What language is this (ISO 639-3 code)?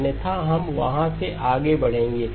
hin